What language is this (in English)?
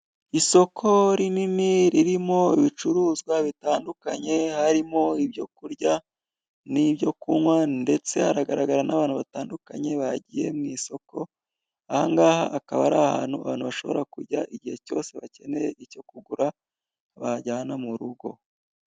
Kinyarwanda